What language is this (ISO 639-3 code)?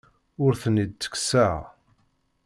kab